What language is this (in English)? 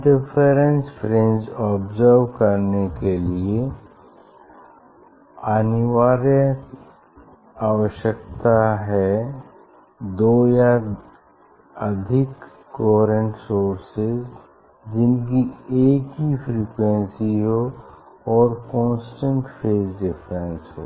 Hindi